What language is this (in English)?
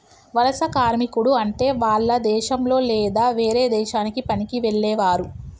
Telugu